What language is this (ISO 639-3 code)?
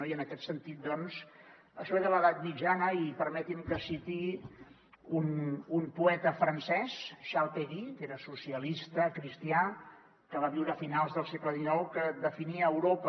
cat